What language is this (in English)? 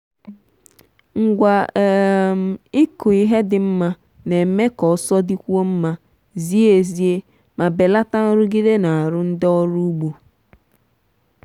Igbo